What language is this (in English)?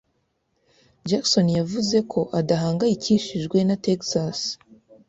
Kinyarwanda